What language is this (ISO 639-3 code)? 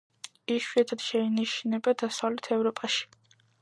kat